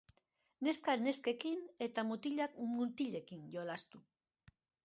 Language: Basque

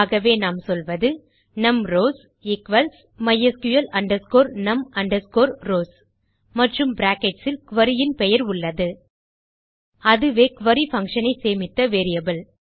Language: Tamil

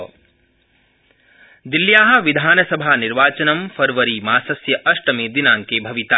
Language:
Sanskrit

